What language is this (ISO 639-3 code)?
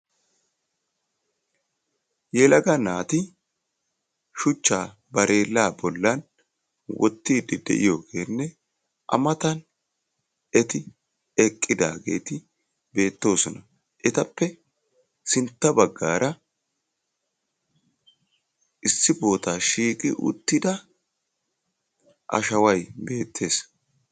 wal